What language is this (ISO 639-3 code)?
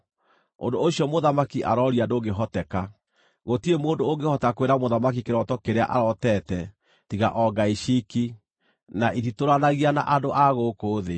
kik